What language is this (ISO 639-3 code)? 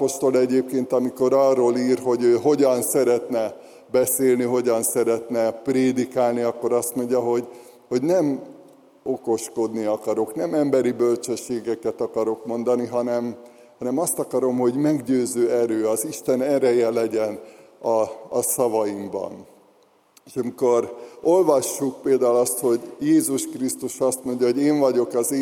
hun